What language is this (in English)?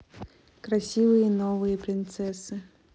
Russian